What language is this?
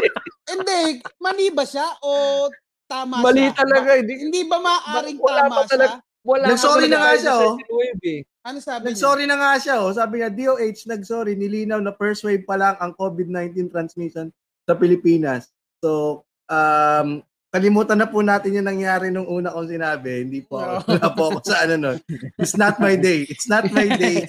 Filipino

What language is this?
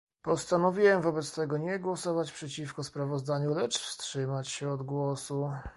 Polish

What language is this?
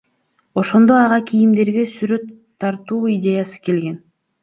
Kyrgyz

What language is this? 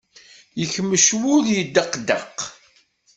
Kabyle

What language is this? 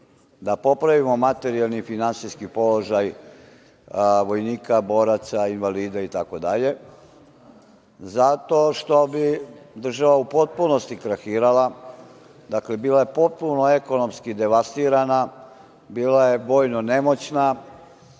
Serbian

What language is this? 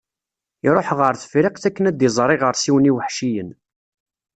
Kabyle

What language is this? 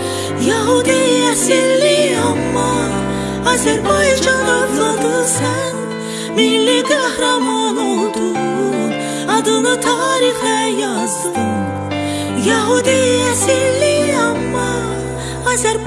Turkish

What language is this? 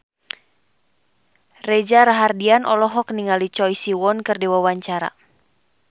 Sundanese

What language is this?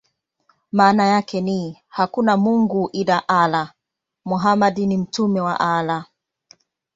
Swahili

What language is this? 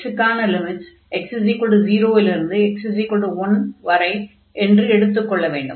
Tamil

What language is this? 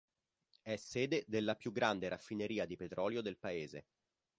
Italian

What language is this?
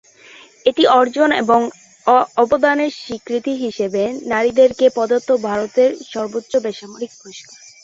Bangla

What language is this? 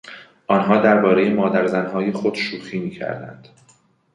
Persian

